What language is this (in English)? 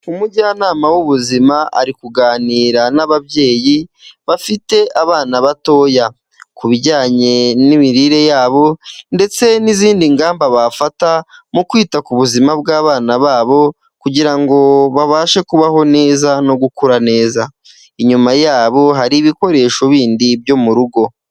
Kinyarwanda